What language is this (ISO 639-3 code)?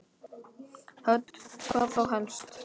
isl